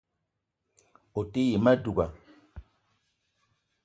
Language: Eton (Cameroon)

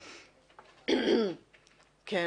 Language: Hebrew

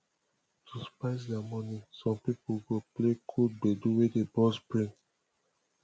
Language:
Nigerian Pidgin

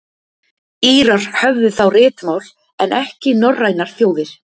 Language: Icelandic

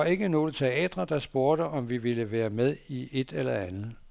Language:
Danish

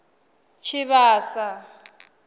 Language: Venda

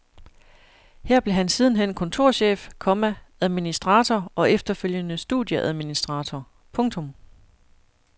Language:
Danish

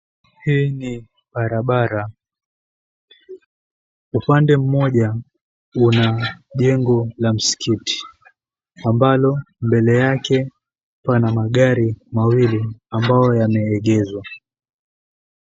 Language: Swahili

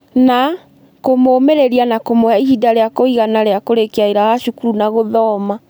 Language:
Kikuyu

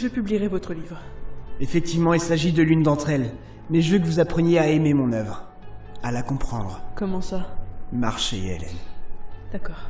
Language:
French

